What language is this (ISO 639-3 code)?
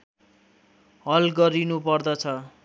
nep